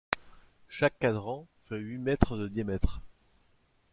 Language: French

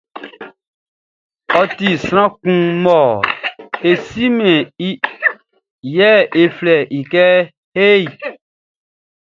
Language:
Baoulé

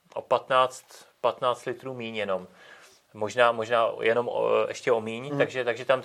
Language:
Czech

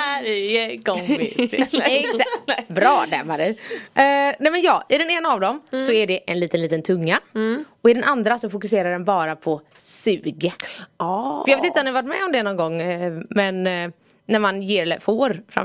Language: Swedish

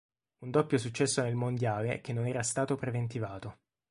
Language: Italian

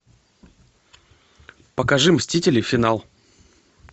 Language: Russian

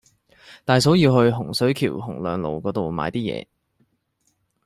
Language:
Cantonese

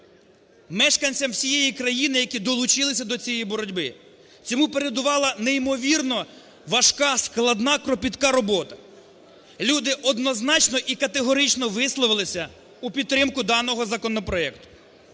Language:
Ukrainian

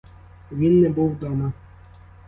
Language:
Ukrainian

